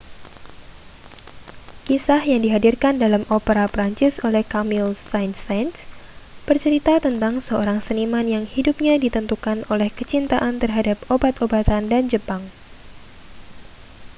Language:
Indonesian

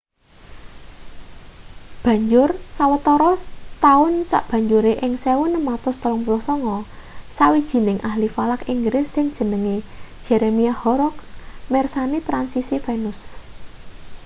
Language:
Javanese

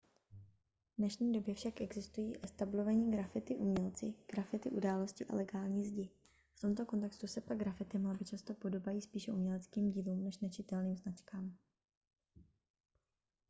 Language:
Czech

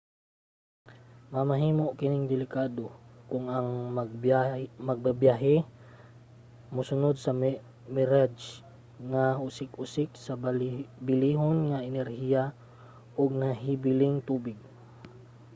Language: Cebuano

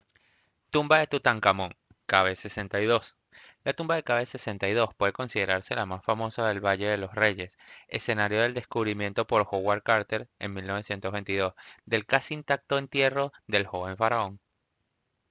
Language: Spanish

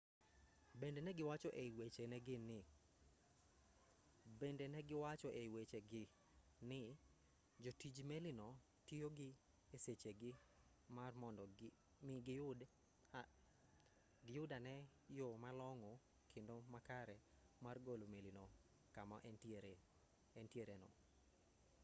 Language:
Luo (Kenya and Tanzania)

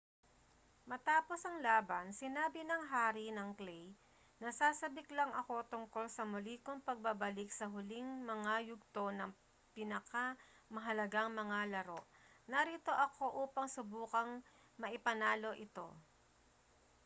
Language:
Filipino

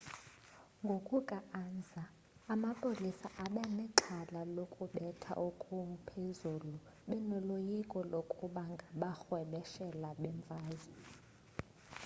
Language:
Xhosa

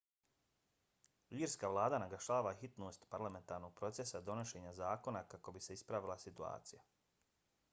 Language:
Bosnian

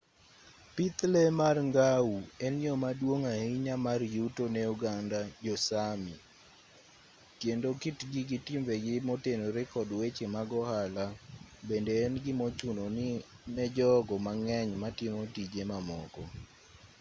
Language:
Luo (Kenya and Tanzania)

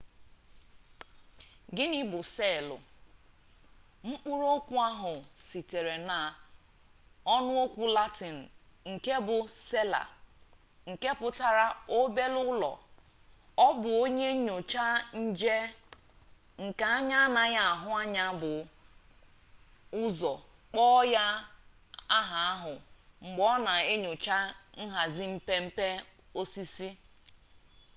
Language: Igbo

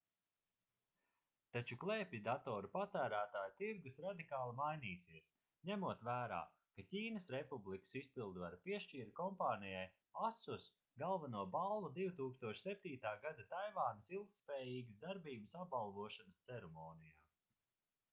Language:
Latvian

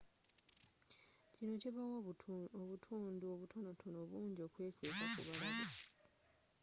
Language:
Ganda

